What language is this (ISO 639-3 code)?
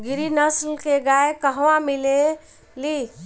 bho